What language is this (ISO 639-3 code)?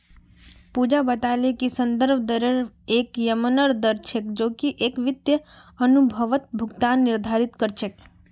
mag